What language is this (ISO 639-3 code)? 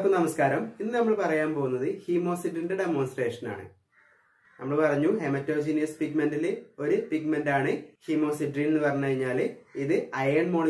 eng